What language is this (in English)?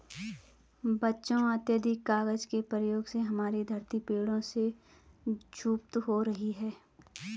Hindi